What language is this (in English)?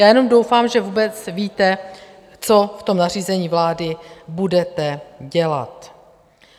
Czech